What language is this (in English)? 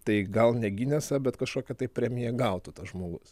Lithuanian